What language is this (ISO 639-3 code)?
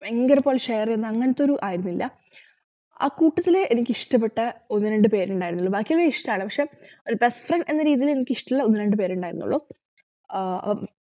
mal